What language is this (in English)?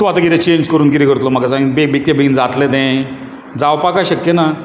Konkani